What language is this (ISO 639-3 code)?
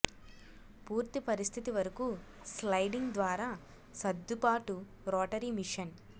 tel